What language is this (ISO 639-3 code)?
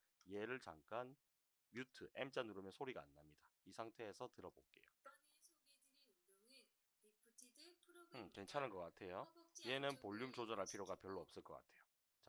kor